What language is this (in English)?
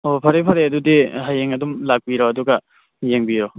Manipuri